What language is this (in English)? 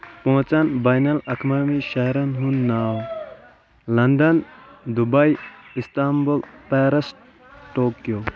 Kashmiri